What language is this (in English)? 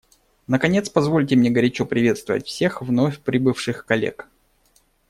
Russian